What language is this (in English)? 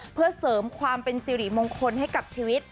Thai